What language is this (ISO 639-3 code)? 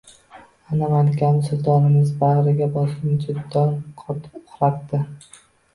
uzb